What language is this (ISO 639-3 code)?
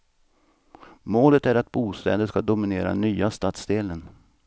swe